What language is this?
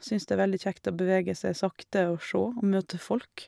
Norwegian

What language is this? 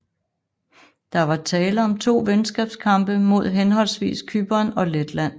Danish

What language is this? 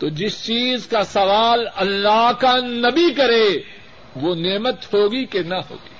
Urdu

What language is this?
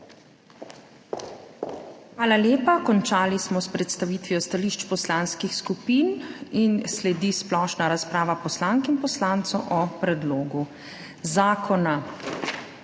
Slovenian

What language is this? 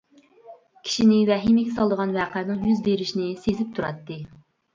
Uyghur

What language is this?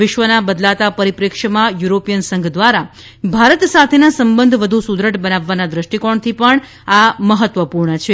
Gujarati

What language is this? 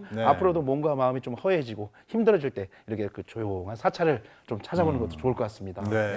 Korean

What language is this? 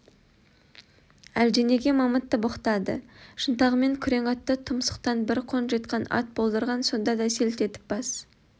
Kazakh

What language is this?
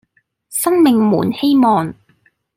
Cantonese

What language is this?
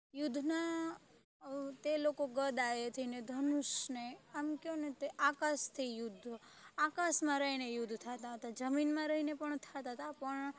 Gujarati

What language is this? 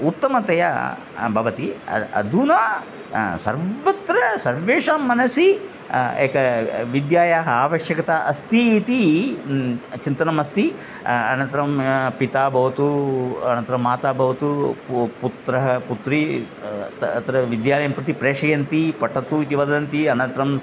Sanskrit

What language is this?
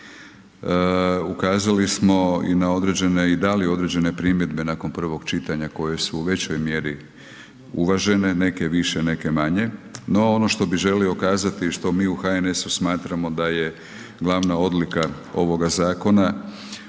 Croatian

